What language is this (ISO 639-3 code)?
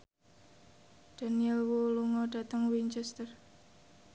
jav